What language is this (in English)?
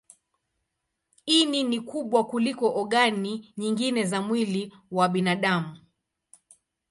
Swahili